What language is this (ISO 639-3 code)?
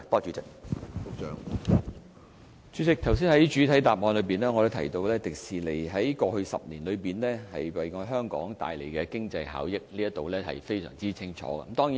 yue